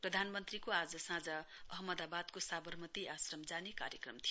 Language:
Nepali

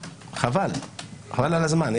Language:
Hebrew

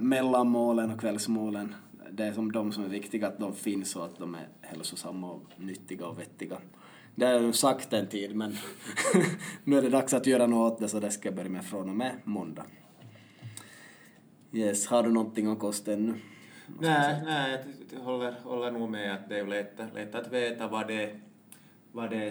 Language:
Swedish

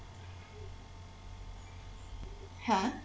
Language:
Bangla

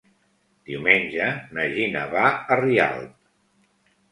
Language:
Catalan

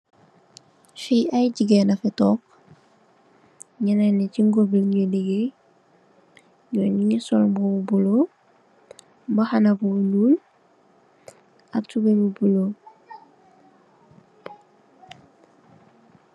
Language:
Wolof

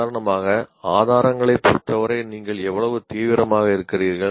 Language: Tamil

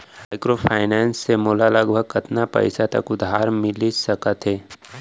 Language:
Chhattisgarhi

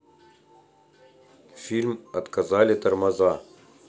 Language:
Russian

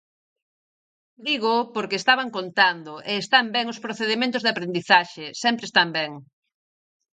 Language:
Galician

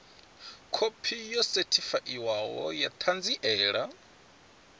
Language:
Venda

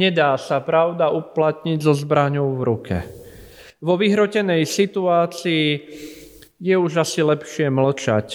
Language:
Slovak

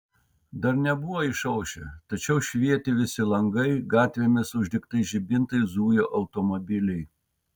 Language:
Lithuanian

